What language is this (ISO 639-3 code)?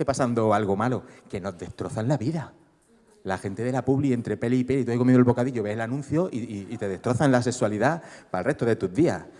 spa